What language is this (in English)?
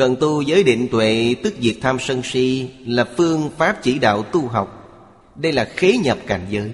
Vietnamese